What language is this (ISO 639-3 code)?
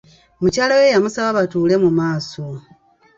lug